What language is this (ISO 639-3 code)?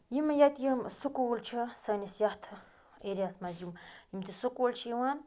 kas